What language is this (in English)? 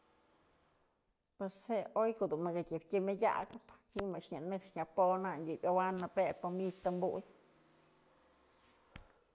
Mazatlán Mixe